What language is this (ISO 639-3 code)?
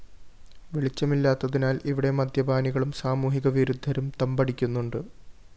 mal